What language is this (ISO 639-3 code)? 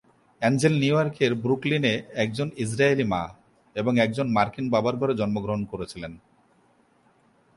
ben